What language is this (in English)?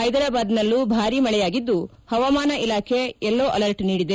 Kannada